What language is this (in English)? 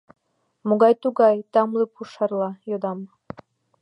Mari